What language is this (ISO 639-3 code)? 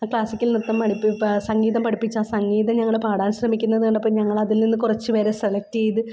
mal